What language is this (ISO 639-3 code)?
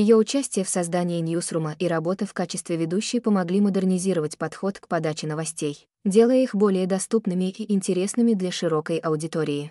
rus